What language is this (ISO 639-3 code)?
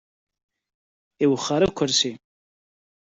kab